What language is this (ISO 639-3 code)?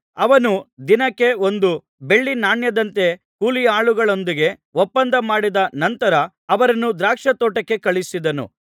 kan